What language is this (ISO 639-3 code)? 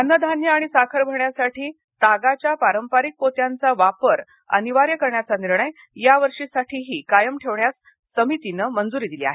mar